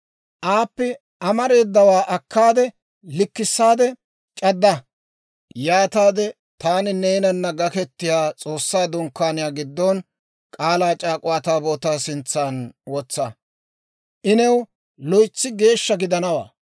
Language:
Dawro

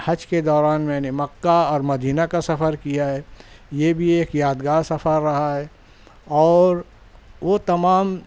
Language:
Urdu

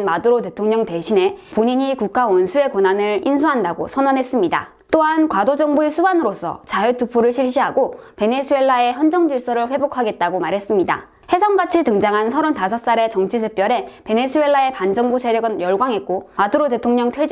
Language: Korean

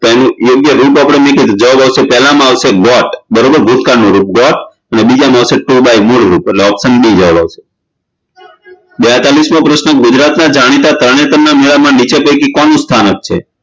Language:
Gujarati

